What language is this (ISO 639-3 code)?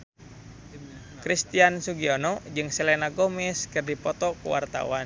sun